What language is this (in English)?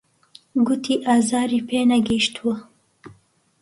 Central Kurdish